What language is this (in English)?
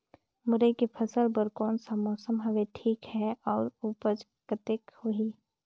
Chhattisgarhi